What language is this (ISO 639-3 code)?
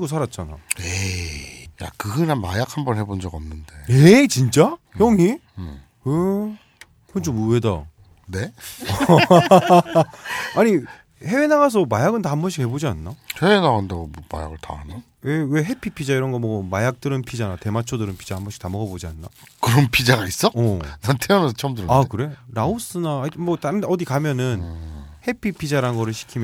kor